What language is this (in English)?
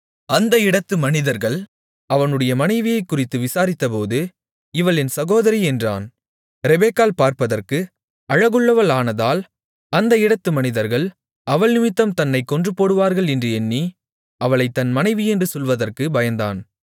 Tamil